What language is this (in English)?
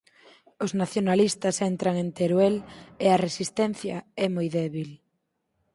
Galician